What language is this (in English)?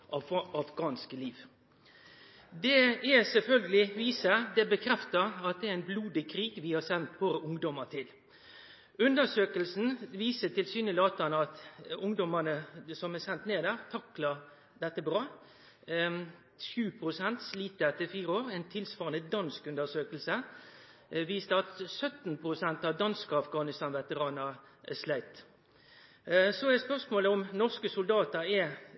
Norwegian Nynorsk